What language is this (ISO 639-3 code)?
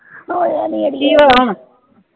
pan